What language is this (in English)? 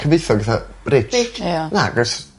Welsh